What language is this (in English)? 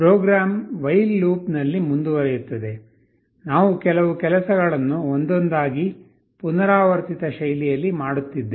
Kannada